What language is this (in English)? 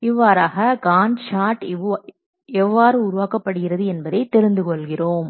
Tamil